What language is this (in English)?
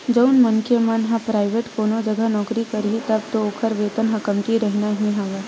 Chhattisgarhi